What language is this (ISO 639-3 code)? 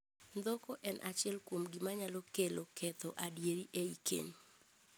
luo